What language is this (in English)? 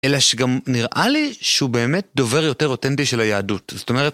Hebrew